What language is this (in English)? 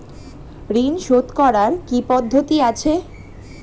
Bangla